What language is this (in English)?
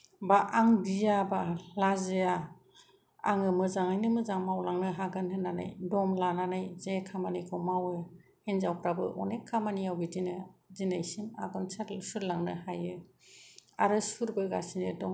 Bodo